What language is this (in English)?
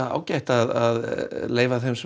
Icelandic